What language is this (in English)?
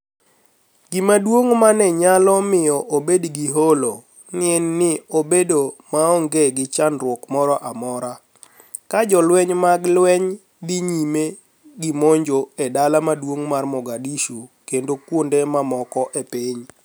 Luo (Kenya and Tanzania)